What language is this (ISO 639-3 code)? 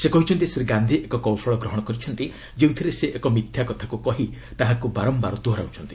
ori